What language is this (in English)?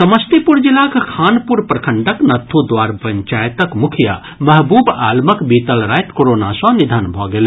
Maithili